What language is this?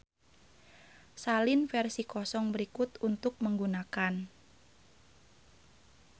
Sundanese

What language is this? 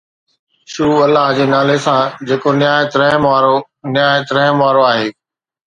Sindhi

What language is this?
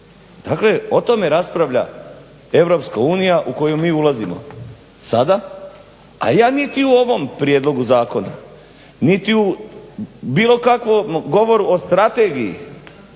Croatian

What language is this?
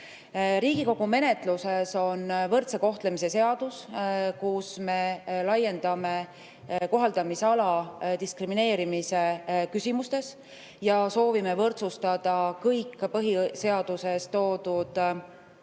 Estonian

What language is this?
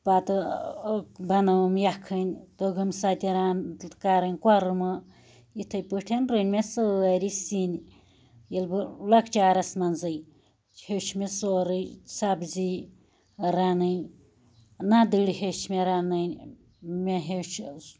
Kashmiri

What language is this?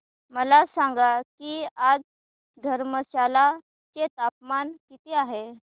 Marathi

